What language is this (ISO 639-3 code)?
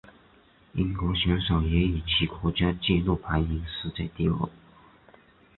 zho